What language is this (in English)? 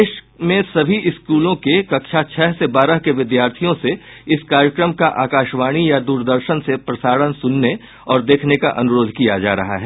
Hindi